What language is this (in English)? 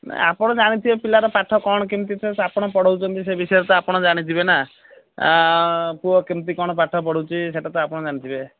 Odia